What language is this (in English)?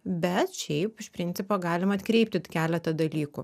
Lithuanian